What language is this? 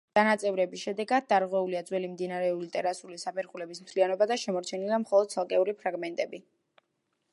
Georgian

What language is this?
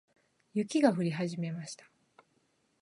Japanese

